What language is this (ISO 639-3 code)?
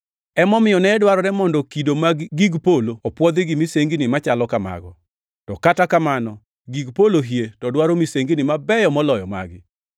luo